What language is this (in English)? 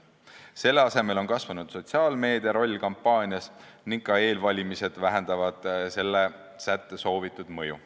Estonian